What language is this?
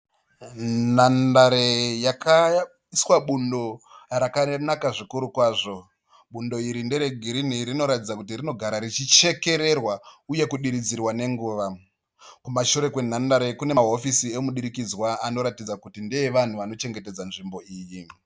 Shona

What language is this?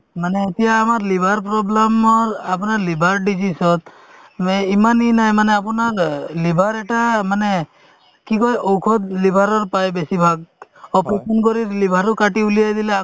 Assamese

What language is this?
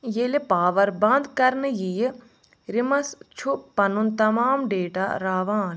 Kashmiri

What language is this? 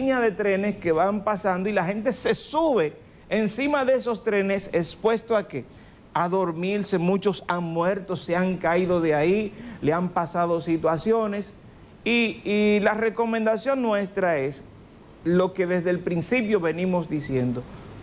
Spanish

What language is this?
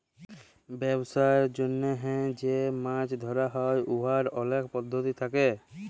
Bangla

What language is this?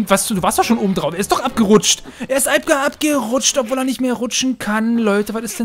German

